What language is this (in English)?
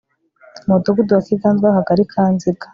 Kinyarwanda